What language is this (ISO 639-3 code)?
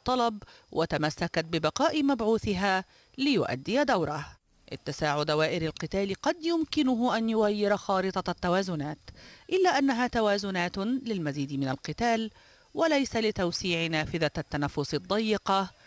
ara